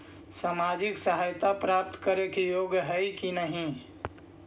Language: Magahi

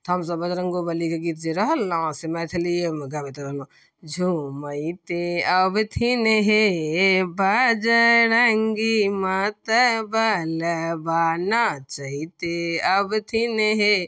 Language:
Maithili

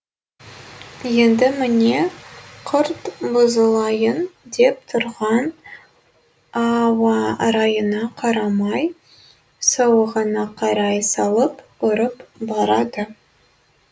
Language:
Kazakh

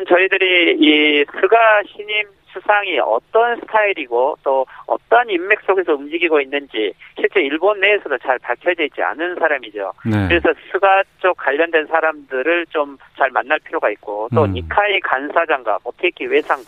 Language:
Korean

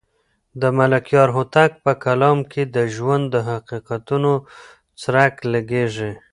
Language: Pashto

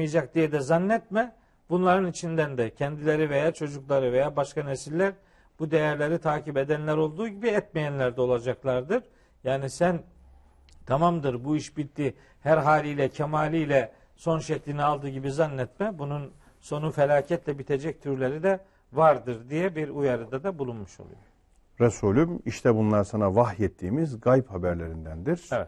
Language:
Turkish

